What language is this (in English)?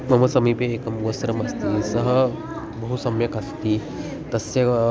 Sanskrit